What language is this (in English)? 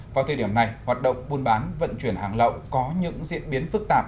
Vietnamese